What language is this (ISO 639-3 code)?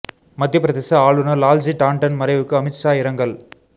tam